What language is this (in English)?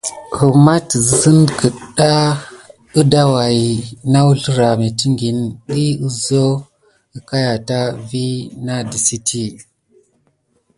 Gidar